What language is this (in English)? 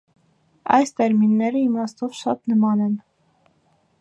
Armenian